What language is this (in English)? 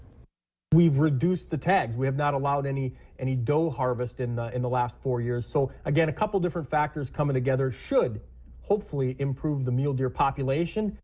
English